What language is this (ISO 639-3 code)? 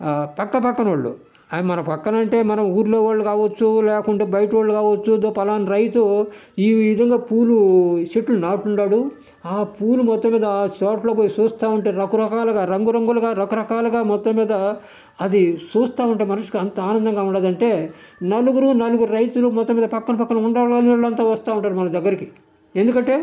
tel